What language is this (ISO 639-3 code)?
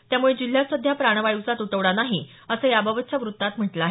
mar